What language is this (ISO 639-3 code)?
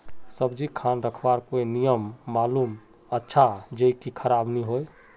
mag